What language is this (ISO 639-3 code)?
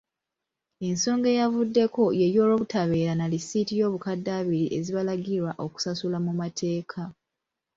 lug